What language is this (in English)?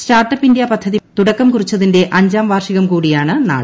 Malayalam